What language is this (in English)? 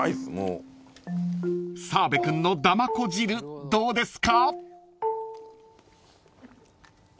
Japanese